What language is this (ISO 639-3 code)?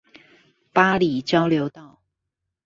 zho